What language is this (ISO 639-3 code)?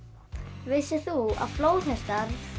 isl